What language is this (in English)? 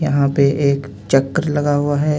Hindi